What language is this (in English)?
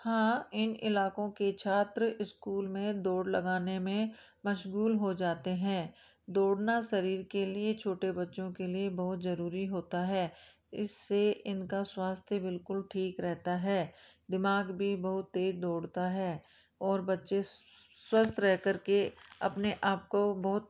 Hindi